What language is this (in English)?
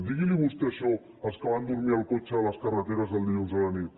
Catalan